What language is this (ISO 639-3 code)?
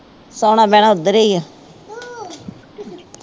pan